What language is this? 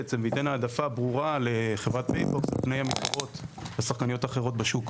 Hebrew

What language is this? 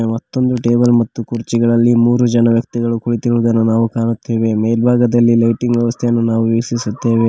Kannada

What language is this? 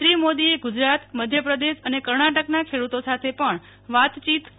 Gujarati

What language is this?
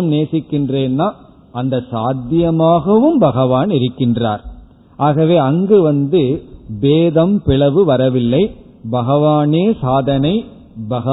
Tamil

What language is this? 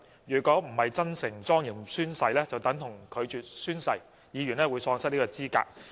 Cantonese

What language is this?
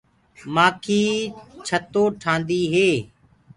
Gurgula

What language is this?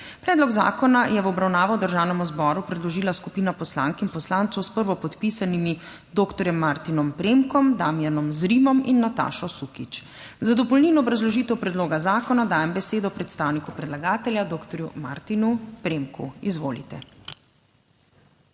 Slovenian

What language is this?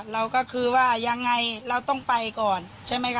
Thai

